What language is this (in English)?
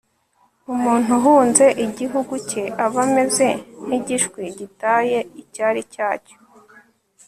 Kinyarwanda